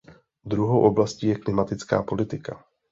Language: Czech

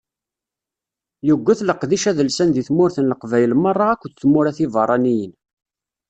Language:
Kabyle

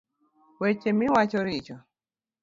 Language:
Luo (Kenya and Tanzania)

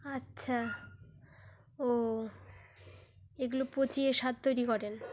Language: Bangla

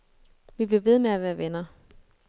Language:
Danish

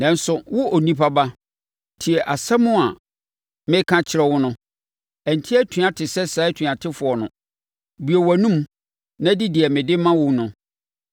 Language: Akan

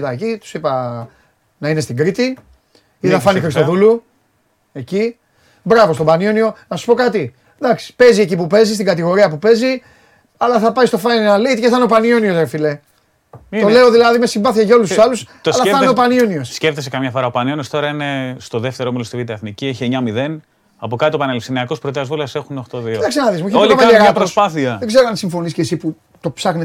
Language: Greek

